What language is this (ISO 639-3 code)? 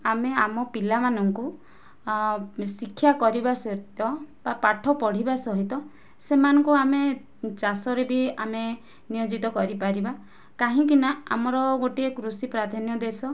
ori